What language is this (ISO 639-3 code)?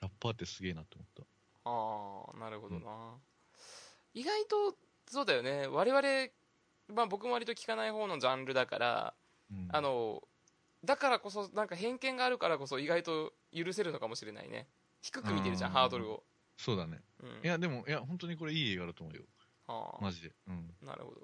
jpn